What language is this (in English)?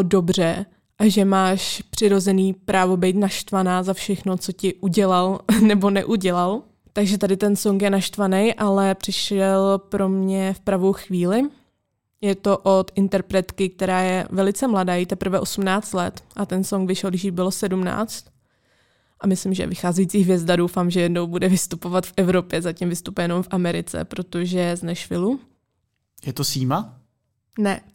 Czech